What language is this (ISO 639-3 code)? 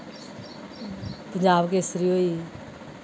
doi